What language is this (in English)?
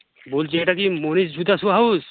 Bangla